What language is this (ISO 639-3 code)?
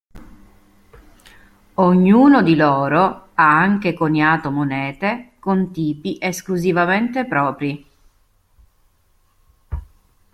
ita